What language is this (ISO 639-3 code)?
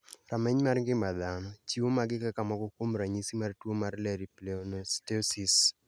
luo